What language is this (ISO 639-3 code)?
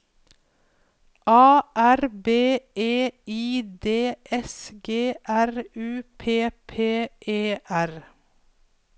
nor